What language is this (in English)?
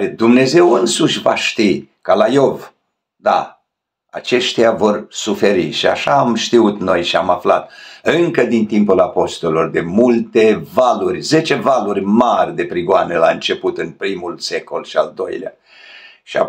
Romanian